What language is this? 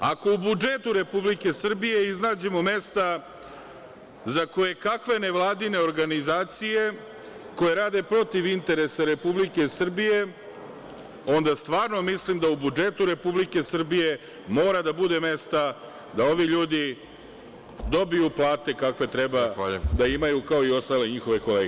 Serbian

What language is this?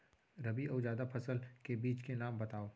Chhattisgarhi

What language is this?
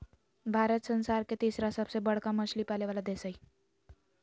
Magahi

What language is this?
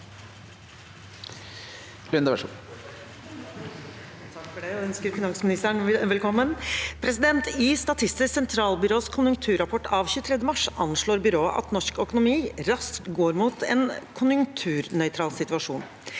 Norwegian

